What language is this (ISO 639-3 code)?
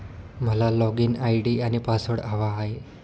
mar